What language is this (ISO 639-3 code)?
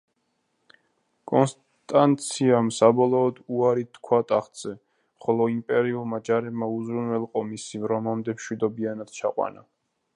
kat